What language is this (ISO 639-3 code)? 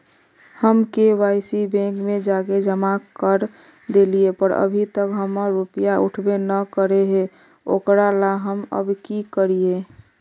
mag